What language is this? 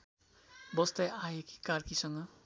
Nepali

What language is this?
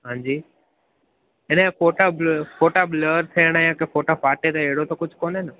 Sindhi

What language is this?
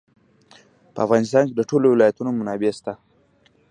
Pashto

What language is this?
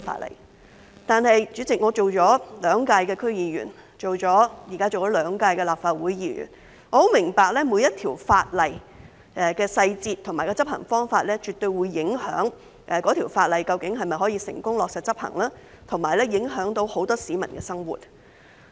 Cantonese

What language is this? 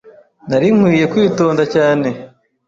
Kinyarwanda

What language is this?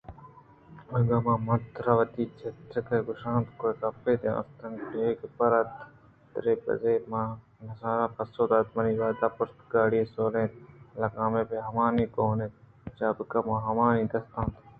Eastern Balochi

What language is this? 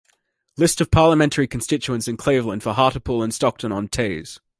English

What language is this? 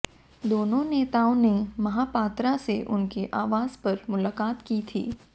Hindi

